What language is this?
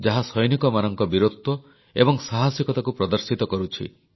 Odia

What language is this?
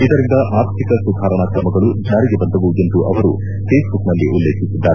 Kannada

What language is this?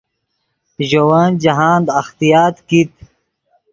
Yidgha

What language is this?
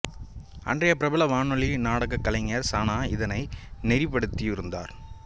Tamil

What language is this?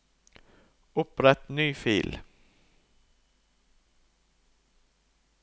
Norwegian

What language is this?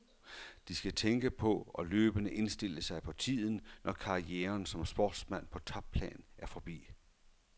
Danish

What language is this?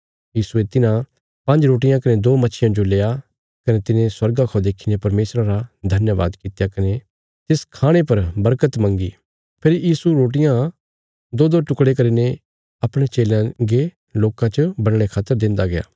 Bilaspuri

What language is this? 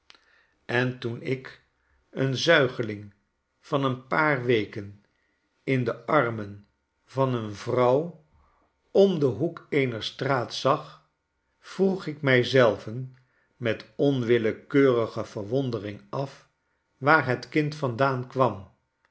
Dutch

